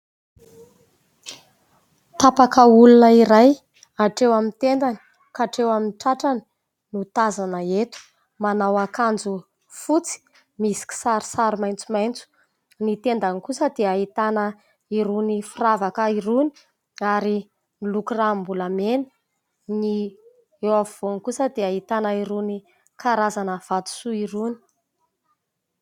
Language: Malagasy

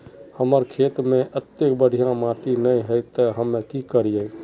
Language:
Magahi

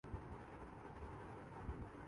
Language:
Urdu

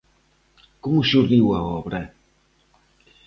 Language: Galician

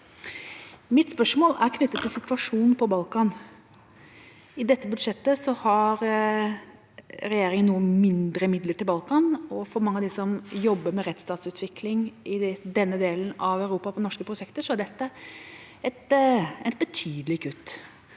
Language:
Norwegian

